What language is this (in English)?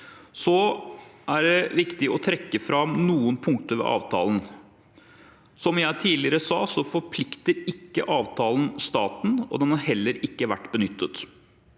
Norwegian